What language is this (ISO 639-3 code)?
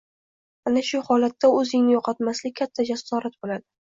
uzb